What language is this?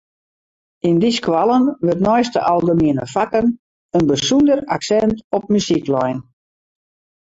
Western Frisian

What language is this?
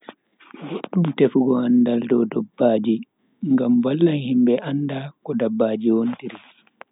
Bagirmi Fulfulde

